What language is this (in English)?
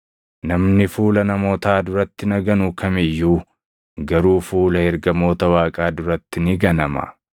Oromo